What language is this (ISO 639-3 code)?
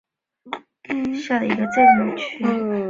zho